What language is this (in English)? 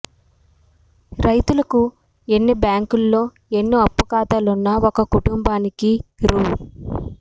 Telugu